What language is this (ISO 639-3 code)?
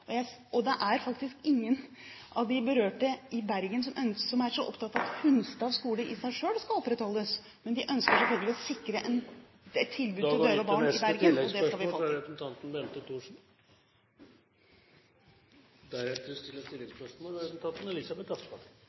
nor